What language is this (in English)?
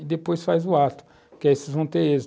Portuguese